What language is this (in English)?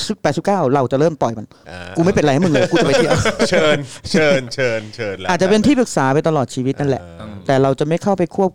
Thai